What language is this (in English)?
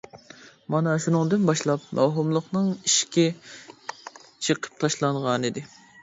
Uyghur